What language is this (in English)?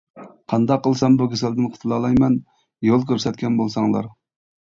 Uyghur